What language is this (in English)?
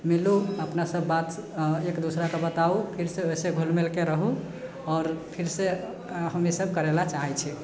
Maithili